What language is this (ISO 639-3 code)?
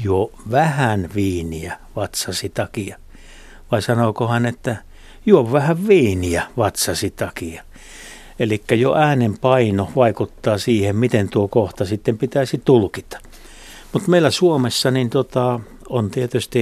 fin